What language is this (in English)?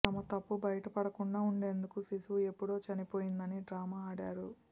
Telugu